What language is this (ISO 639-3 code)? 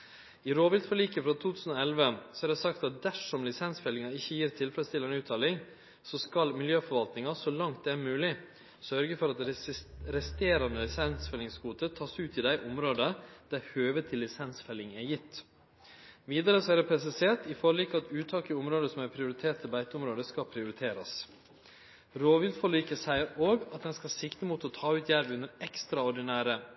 nno